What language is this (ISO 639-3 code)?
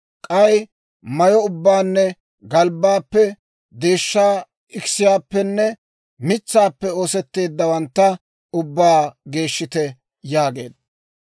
dwr